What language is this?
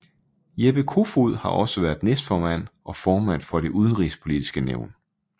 Danish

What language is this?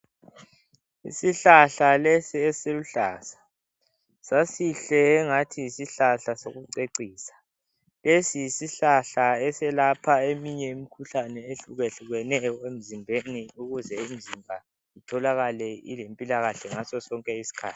North Ndebele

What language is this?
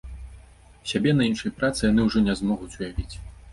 Belarusian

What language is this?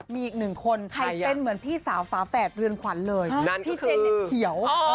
Thai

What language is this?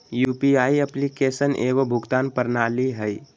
Magahi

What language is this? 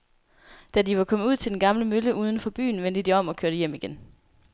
Danish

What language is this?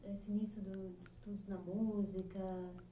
Portuguese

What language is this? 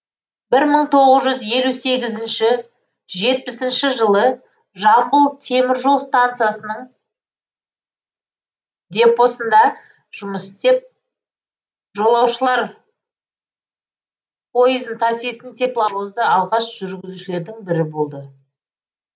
Kazakh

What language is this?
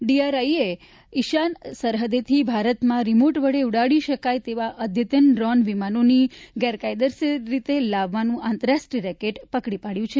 Gujarati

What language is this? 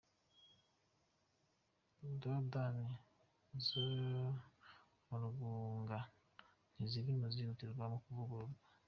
Kinyarwanda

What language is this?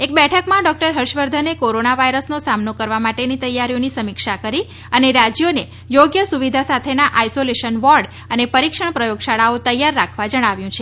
Gujarati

